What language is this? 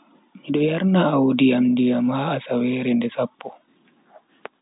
Bagirmi Fulfulde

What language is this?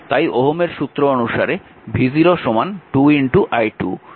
Bangla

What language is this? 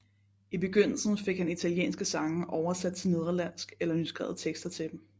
Danish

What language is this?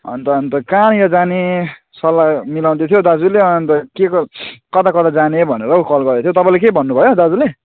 Nepali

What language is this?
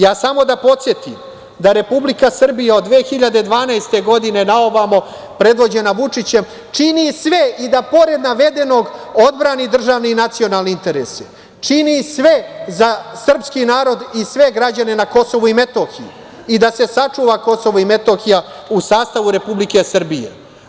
Serbian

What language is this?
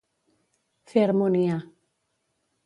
Catalan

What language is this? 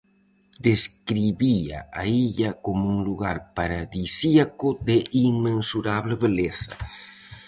Galician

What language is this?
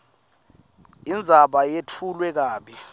Swati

